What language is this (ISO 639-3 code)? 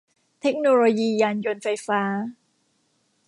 tha